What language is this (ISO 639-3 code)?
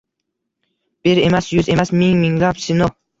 uzb